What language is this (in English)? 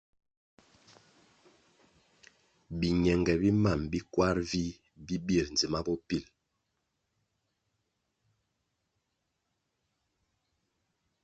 Kwasio